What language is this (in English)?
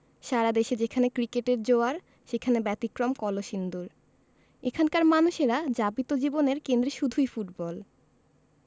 Bangla